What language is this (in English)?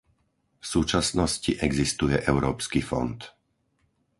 Slovak